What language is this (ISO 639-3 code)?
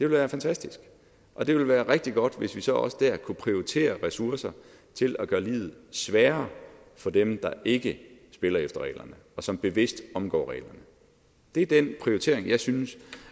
dan